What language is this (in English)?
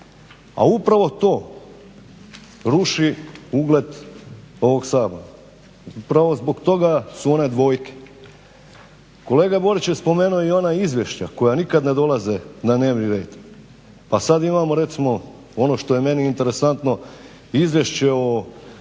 Croatian